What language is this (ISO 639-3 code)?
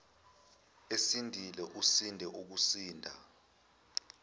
zul